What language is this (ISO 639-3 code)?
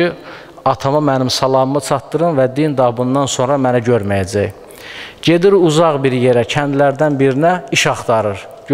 tur